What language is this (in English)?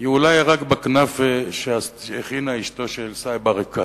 Hebrew